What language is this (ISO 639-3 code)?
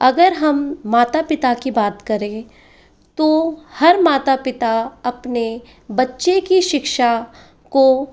hin